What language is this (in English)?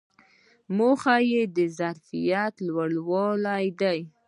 Pashto